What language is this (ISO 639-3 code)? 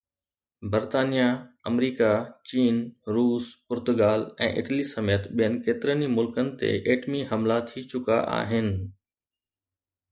snd